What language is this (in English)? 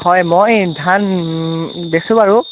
Assamese